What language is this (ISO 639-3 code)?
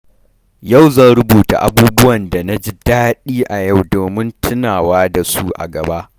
hau